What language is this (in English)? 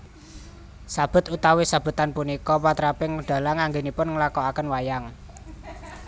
Javanese